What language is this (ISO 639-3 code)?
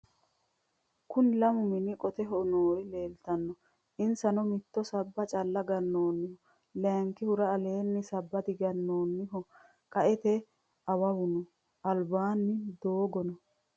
sid